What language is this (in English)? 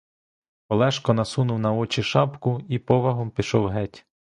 Ukrainian